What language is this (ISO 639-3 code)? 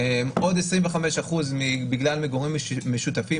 heb